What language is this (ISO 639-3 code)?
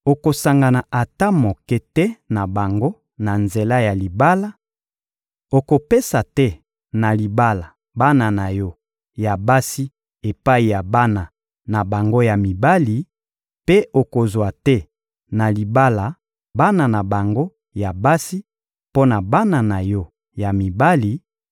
lin